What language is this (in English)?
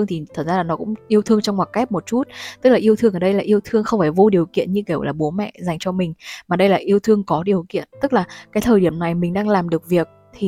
Vietnamese